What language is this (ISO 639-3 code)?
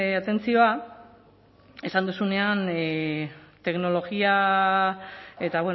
eus